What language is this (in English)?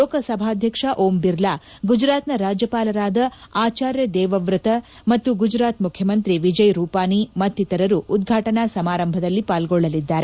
Kannada